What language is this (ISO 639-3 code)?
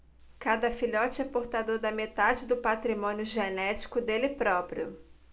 por